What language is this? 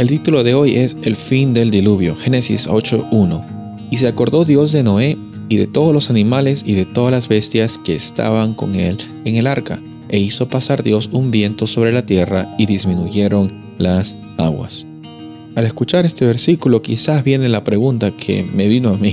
Spanish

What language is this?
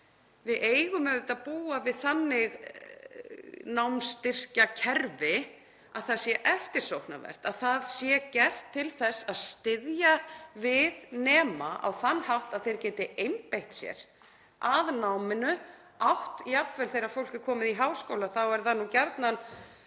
Icelandic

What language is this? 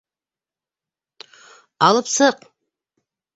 Bashkir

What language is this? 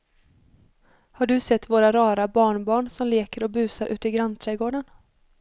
Swedish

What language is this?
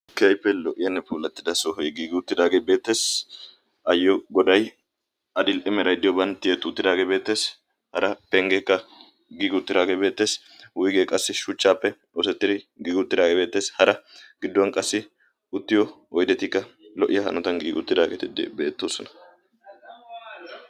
Wolaytta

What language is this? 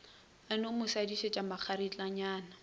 Northern Sotho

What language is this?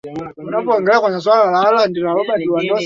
Swahili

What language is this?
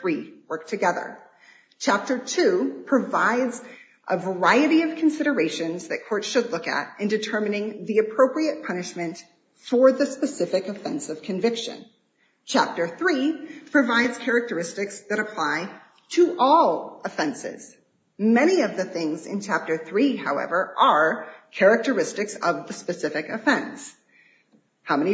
English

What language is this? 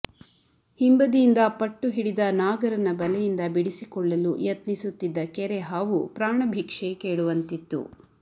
Kannada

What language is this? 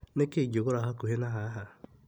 Kikuyu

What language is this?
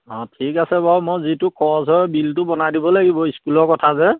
Assamese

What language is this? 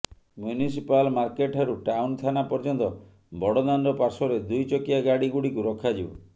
Odia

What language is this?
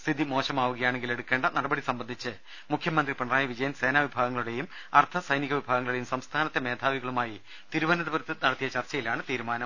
Malayalam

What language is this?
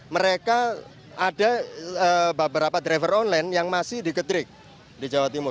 Indonesian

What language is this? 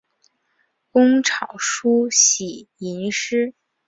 Chinese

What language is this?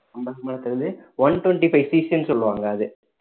Tamil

